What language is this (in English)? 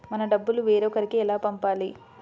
Telugu